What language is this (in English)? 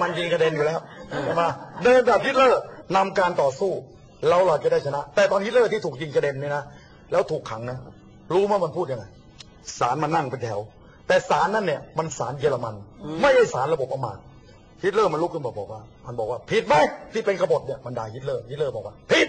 Thai